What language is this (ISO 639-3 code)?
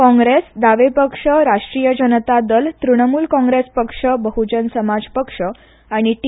kok